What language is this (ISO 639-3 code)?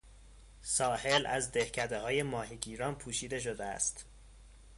fas